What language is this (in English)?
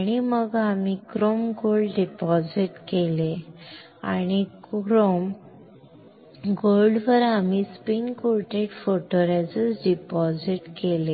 Marathi